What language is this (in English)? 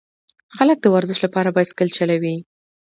Pashto